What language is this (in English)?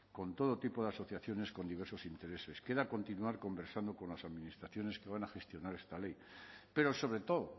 Spanish